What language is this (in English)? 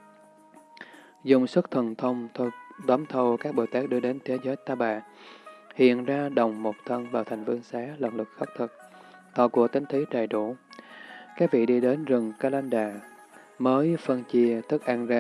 Vietnamese